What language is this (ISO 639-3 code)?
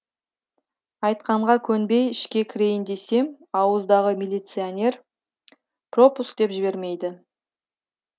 kaz